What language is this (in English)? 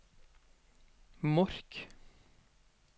Norwegian